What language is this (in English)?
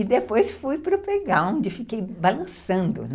Portuguese